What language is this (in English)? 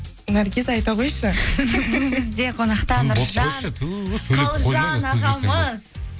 Kazakh